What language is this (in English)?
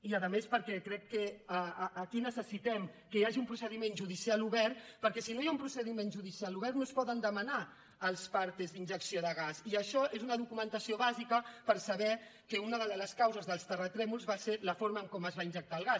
Catalan